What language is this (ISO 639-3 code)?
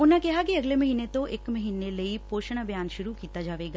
pan